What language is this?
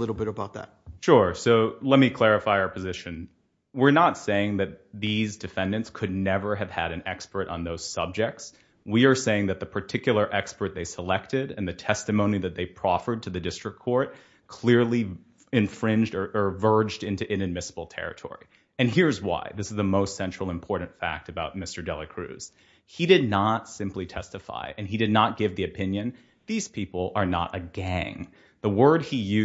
English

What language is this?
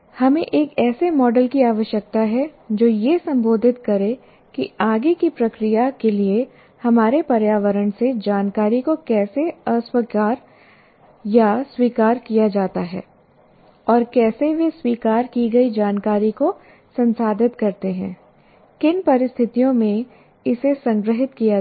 Hindi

